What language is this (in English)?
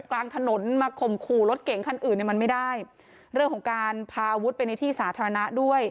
Thai